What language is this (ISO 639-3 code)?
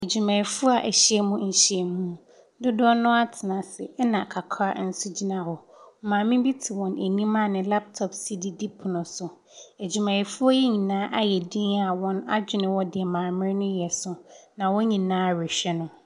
aka